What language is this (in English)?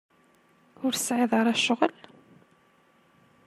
Kabyle